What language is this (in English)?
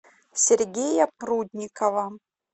Russian